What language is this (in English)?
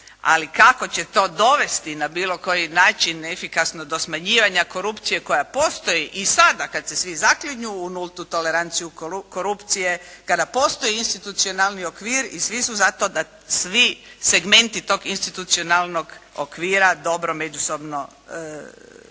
Croatian